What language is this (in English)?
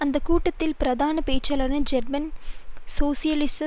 Tamil